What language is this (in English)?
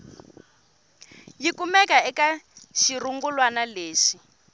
Tsonga